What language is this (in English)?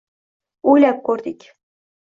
Uzbek